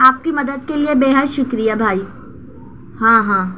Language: Urdu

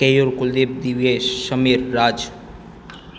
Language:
Gujarati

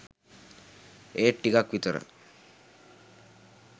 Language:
Sinhala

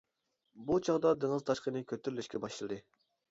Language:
Uyghur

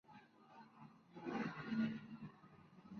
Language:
Spanish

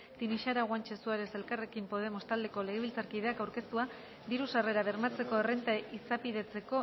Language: Basque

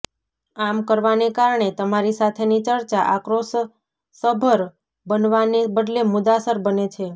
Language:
Gujarati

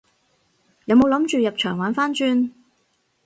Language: Cantonese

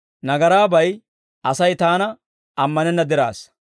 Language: Dawro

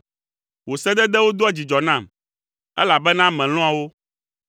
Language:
Ewe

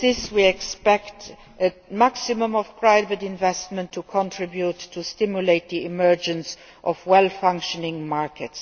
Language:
English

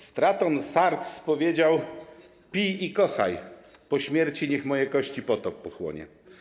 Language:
Polish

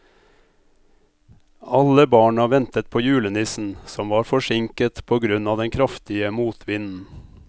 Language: Norwegian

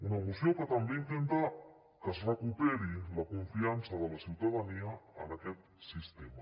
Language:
Catalan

